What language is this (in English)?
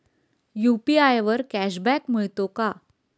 Marathi